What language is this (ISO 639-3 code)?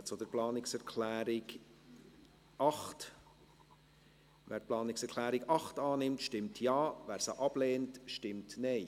gsw